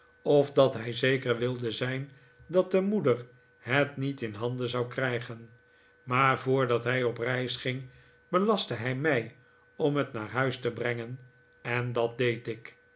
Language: Dutch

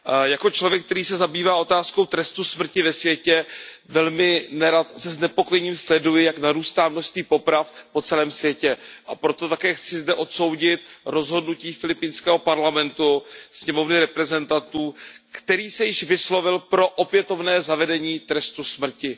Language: Czech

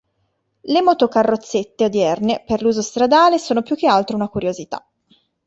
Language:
Italian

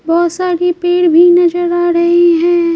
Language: Hindi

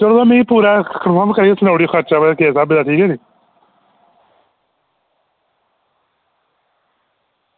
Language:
Dogri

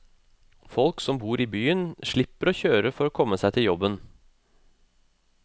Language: Norwegian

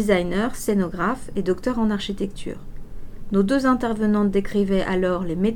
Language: French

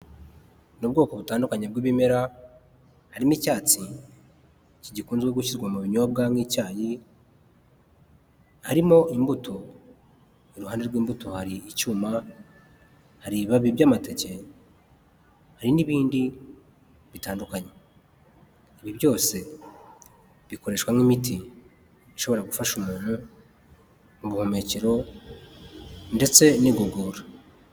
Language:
Kinyarwanda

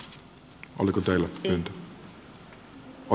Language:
Finnish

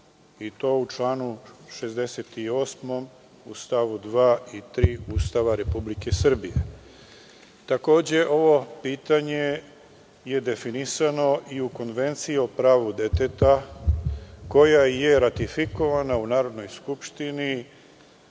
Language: Serbian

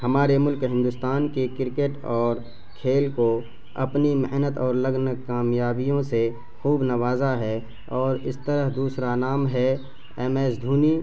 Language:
Urdu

